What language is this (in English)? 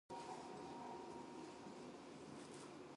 Japanese